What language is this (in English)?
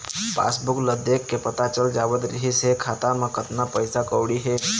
Chhattisgarhi